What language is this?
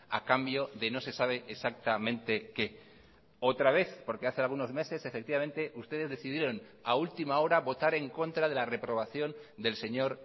Spanish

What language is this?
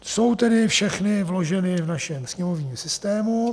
Czech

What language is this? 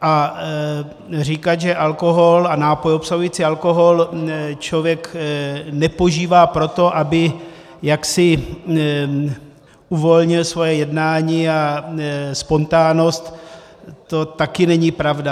Czech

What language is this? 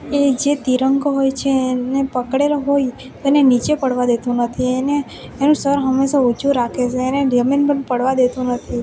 Gujarati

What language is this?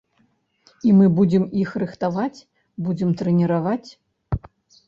Belarusian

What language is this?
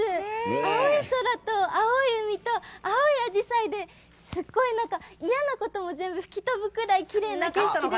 Japanese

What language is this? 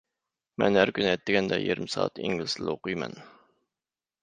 Uyghur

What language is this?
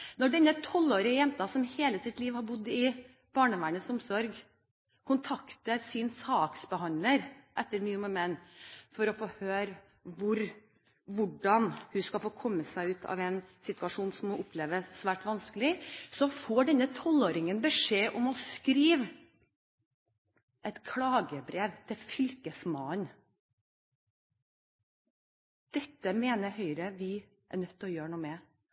Norwegian Bokmål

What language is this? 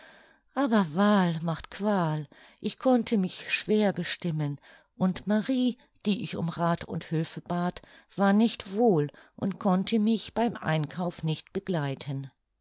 German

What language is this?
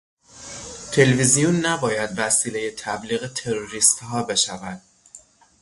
Persian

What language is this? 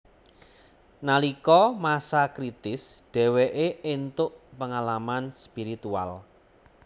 Javanese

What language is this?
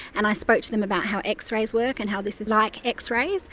English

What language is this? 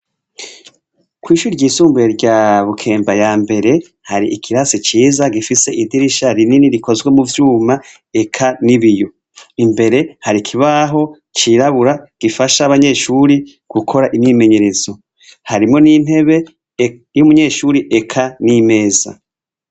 Rundi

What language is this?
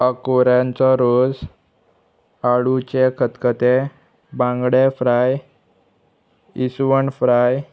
Konkani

